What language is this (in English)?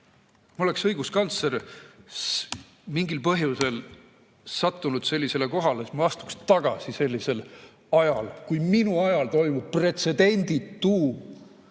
Estonian